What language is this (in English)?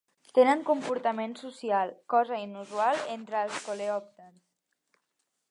Catalan